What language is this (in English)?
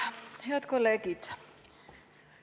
Estonian